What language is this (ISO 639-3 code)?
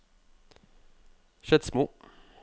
nor